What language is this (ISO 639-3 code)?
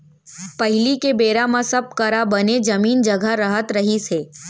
hne